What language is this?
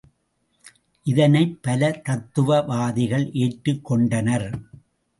Tamil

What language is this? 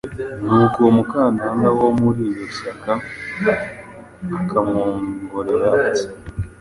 Kinyarwanda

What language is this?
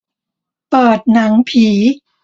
Thai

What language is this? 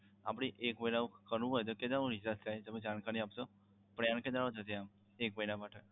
Gujarati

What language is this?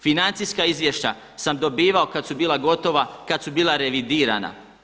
Croatian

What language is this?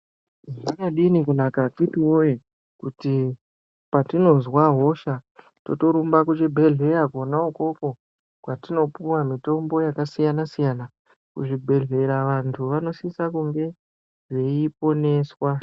Ndau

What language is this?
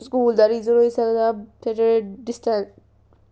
Dogri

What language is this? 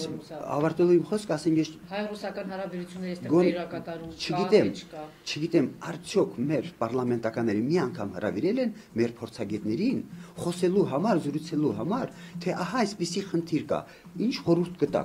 Romanian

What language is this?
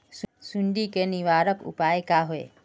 Magahi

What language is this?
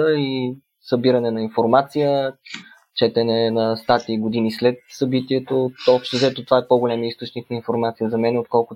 Bulgarian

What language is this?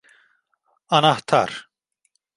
Turkish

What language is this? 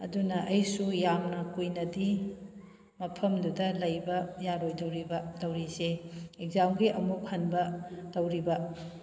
Manipuri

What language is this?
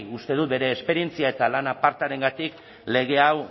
Basque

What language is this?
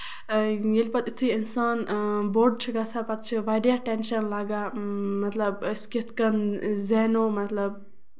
Kashmiri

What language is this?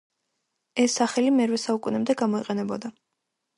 Georgian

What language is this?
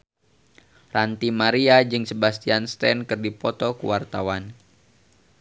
Sundanese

